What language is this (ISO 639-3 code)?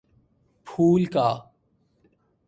urd